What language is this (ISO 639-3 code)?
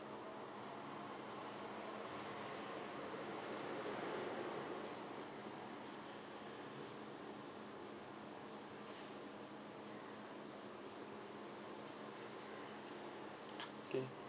eng